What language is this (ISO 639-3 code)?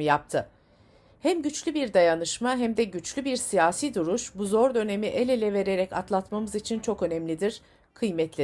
tur